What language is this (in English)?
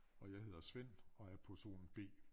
Danish